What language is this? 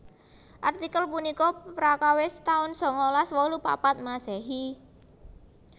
Javanese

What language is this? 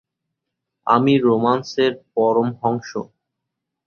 Bangla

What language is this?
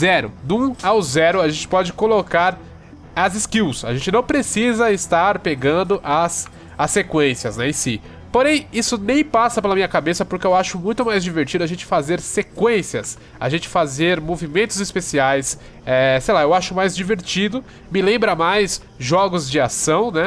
Portuguese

